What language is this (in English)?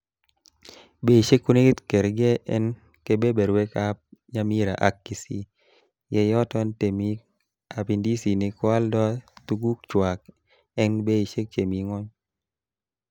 Kalenjin